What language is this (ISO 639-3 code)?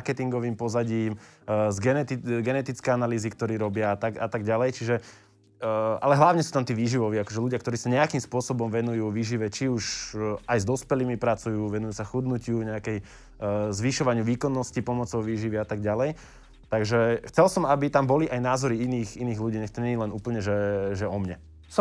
slk